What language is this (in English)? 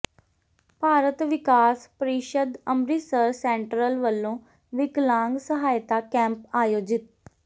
Punjabi